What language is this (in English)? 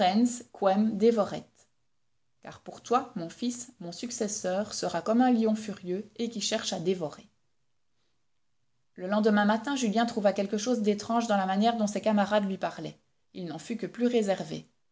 French